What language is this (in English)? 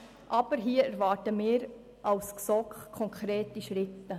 Swiss German